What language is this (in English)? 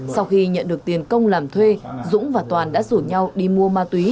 Vietnamese